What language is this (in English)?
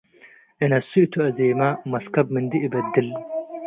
Tigre